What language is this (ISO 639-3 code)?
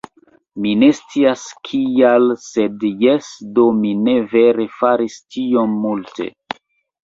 epo